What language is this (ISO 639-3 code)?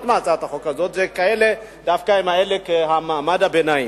heb